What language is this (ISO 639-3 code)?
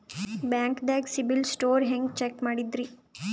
kan